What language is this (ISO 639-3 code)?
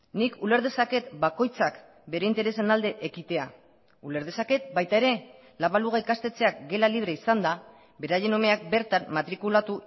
eus